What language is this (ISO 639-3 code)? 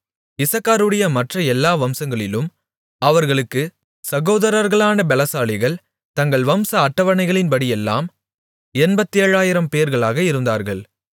tam